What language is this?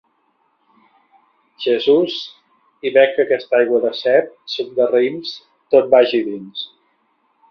Catalan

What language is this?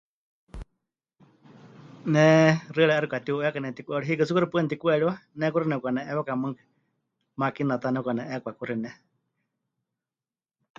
Huichol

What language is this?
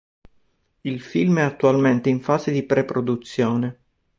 Italian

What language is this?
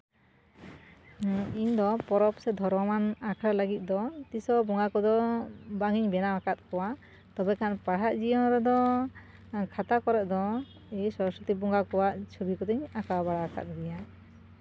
Santali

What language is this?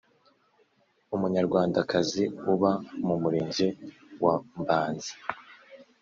Kinyarwanda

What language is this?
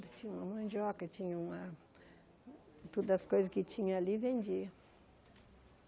Portuguese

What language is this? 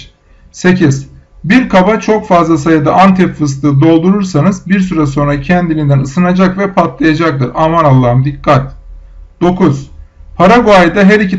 Turkish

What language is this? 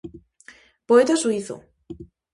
Galician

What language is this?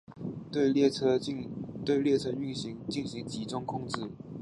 Chinese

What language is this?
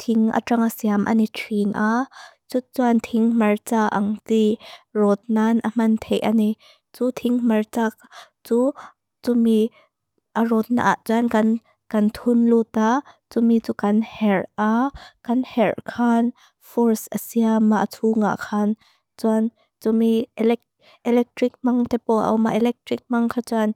Mizo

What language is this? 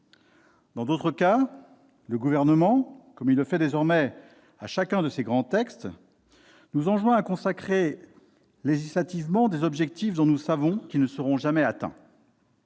French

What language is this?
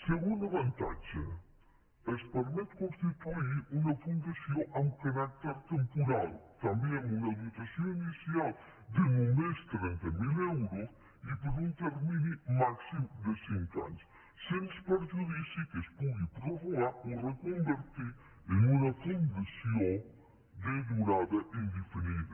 Catalan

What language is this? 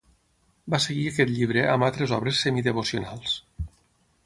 Catalan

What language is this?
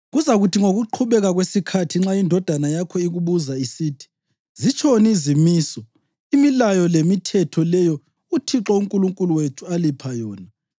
North Ndebele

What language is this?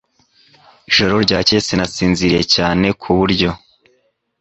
Kinyarwanda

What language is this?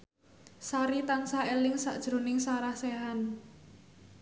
Javanese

